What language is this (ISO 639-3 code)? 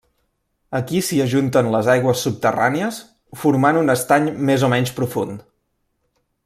cat